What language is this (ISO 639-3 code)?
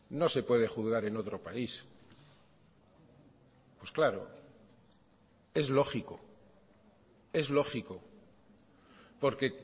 spa